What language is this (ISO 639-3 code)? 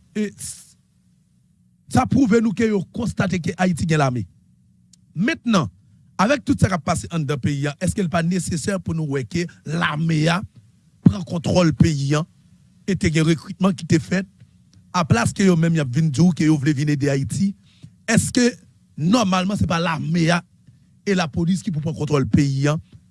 fra